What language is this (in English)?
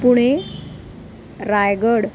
Sanskrit